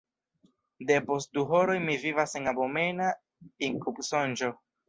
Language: Esperanto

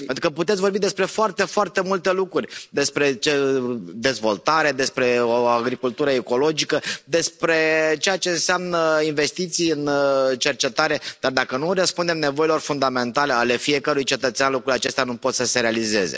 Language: Romanian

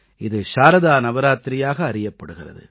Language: Tamil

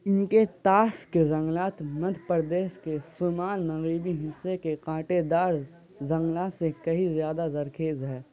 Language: Urdu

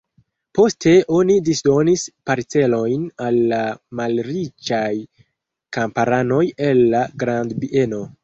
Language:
Esperanto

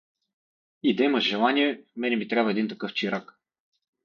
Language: Bulgarian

